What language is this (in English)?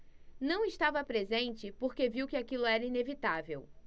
Portuguese